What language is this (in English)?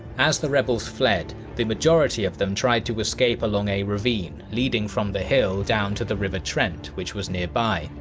English